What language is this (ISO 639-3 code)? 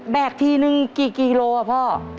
tha